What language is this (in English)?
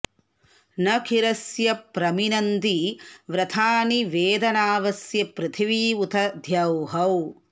Sanskrit